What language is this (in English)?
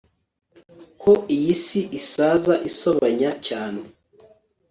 Kinyarwanda